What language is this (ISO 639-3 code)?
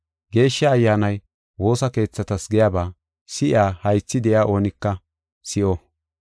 gof